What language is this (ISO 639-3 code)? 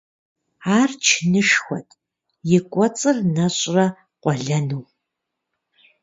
kbd